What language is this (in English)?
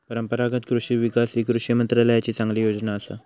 Marathi